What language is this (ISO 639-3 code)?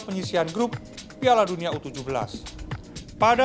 ind